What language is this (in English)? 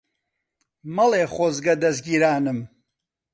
Central Kurdish